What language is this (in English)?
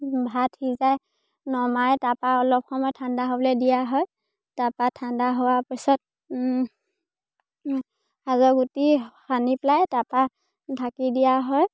Assamese